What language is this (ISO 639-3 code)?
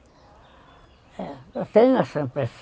por